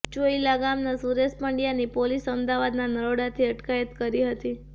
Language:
Gujarati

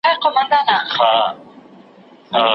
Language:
Pashto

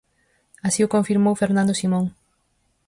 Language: Galician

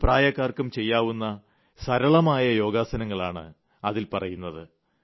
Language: Malayalam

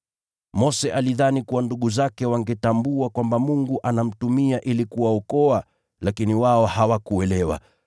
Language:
Swahili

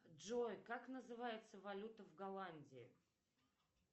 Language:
Russian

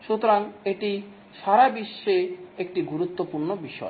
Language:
Bangla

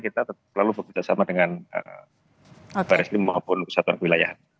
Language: Indonesian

